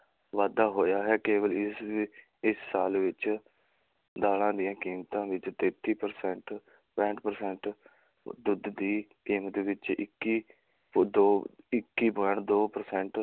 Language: Punjabi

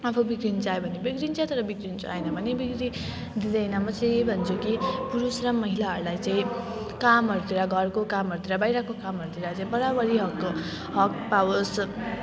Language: Nepali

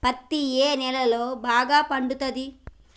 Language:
Telugu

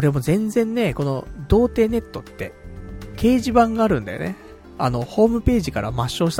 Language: Japanese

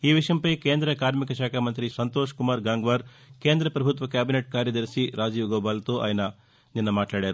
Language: Telugu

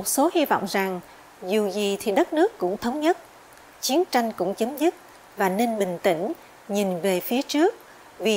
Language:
Vietnamese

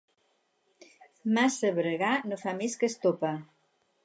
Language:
Catalan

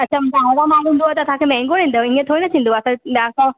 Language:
Sindhi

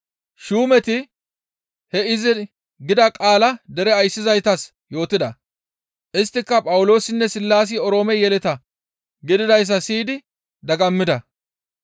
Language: Gamo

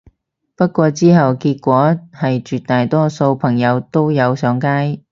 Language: Cantonese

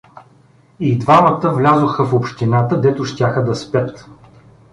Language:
Bulgarian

